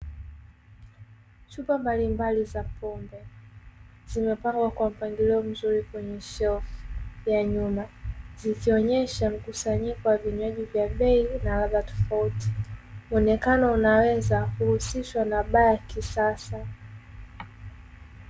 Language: Swahili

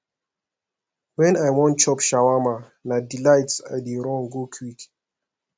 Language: Nigerian Pidgin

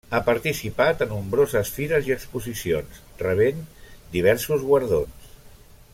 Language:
Catalan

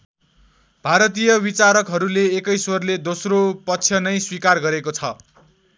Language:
Nepali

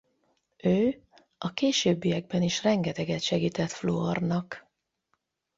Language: Hungarian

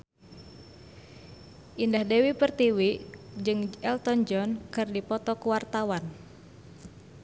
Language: Sundanese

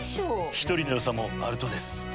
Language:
Japanese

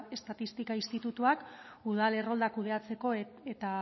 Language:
Basque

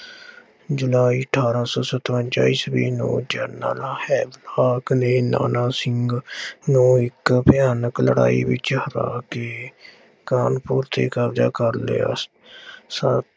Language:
Punjabi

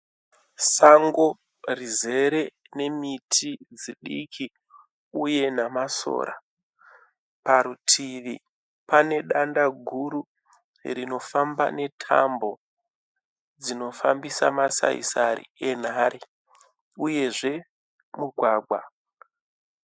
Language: Shona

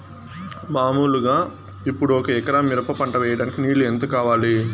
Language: Telugu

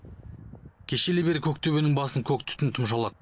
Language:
Kazakh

